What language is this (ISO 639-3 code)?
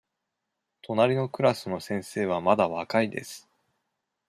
jpn